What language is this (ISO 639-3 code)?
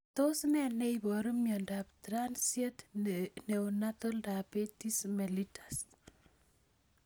kln